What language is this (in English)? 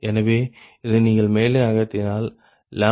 Tamil